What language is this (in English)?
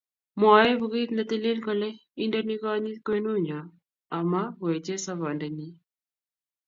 Kalenjin